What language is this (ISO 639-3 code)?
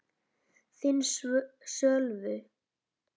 isl